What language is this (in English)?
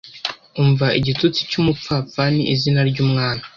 Kinyarwanda